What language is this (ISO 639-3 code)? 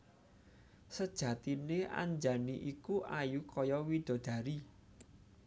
jav